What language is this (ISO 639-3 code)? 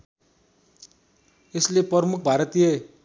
nep